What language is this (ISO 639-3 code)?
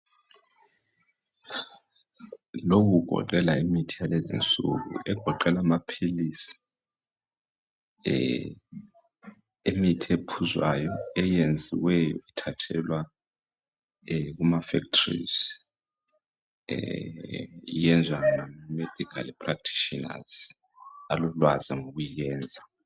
nde